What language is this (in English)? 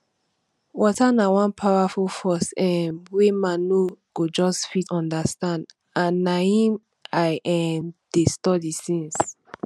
Nigerian Pidgin